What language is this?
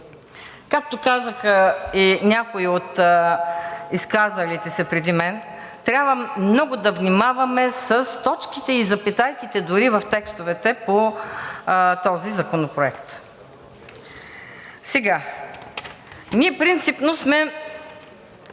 Bulgarian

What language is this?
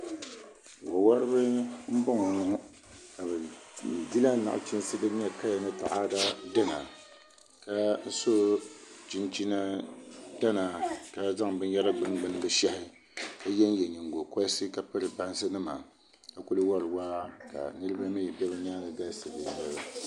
Dagbani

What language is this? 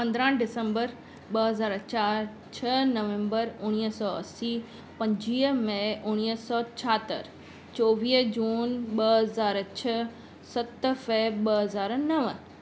Sindhi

